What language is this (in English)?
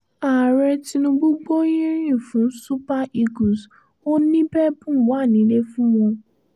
Yoruba